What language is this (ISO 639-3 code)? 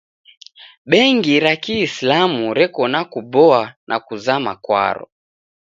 dav